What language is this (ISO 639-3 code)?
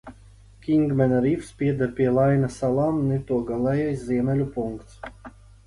lav